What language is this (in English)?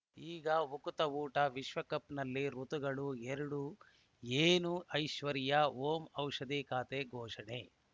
Kannada